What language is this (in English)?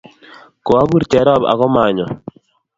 Kalenjin